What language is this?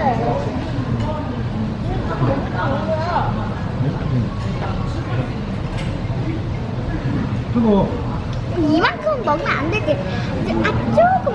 Korean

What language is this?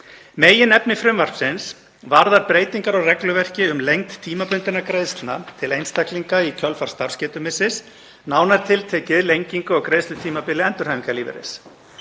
Icelandic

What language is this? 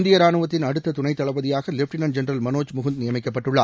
Tamil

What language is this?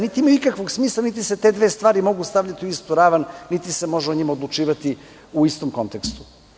Serbian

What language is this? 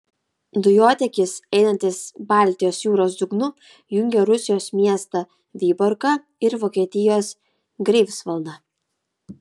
Lithuanian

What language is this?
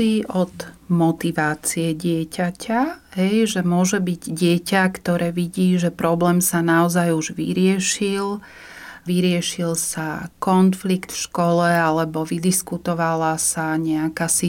Slovak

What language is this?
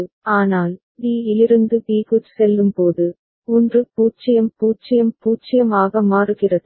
Tamil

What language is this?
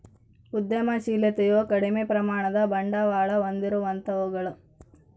Kannada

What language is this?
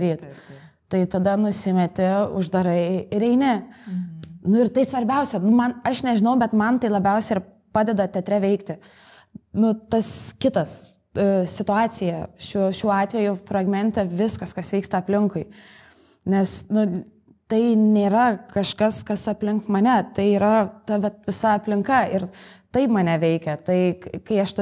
Lithuanian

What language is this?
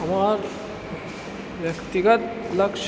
Maithili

